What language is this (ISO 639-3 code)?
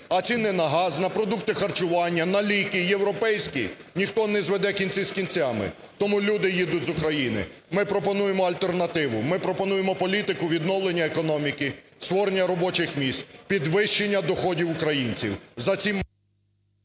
ukr